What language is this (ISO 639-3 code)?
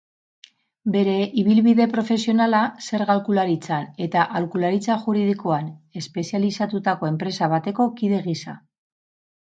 eus